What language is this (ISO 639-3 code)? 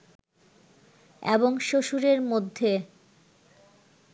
ben